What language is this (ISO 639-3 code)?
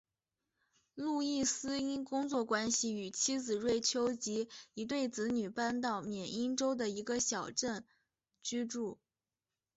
zho